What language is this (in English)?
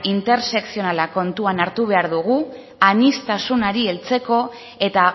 Basque